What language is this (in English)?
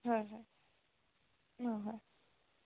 Assamese